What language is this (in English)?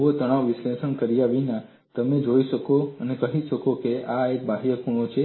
Gujarati